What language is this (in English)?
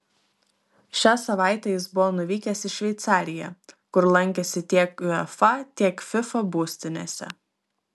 Lithuanian